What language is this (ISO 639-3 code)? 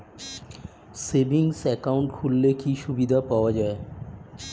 ben